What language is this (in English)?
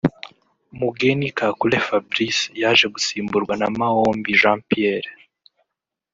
Kinyarwanda